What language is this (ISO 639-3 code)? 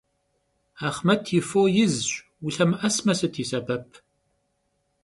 kbd